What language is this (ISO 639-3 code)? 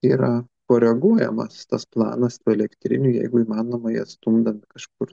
lit